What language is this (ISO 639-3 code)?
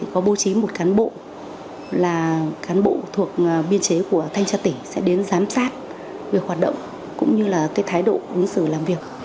vie